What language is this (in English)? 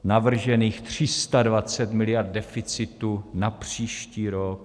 Czech